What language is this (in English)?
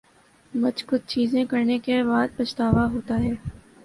Urdu